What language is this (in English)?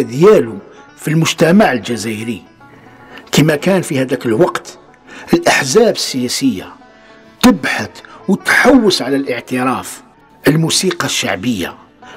Arabic